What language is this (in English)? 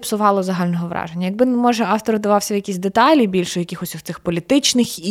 Ukrainian